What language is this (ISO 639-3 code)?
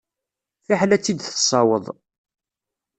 kab